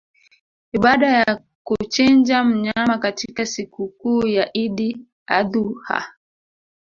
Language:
Swahili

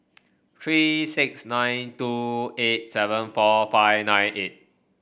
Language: English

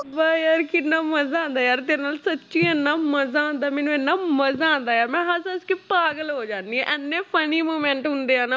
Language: Punjabi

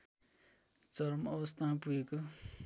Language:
Nepali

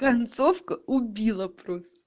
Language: Russian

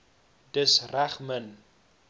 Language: Afrikaans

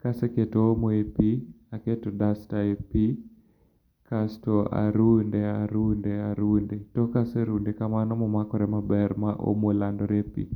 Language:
Luo (Kenya and Tanzania)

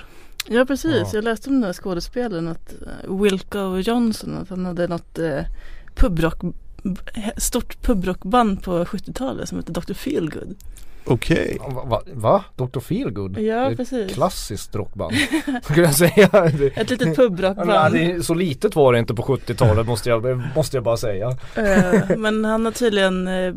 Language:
Swedish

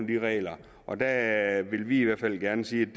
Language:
Danish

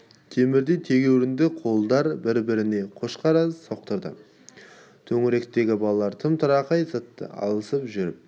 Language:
Kazakh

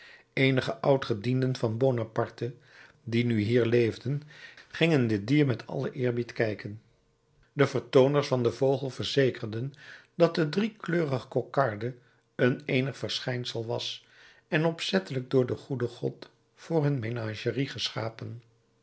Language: Dutch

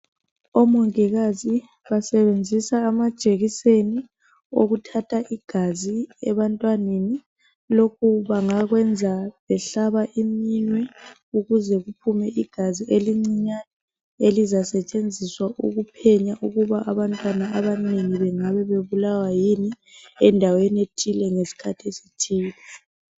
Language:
North Ndebele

